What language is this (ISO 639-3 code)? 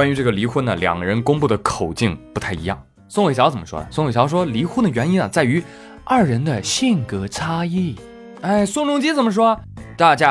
zho